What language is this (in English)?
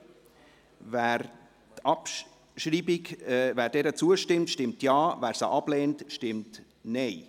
Swiss German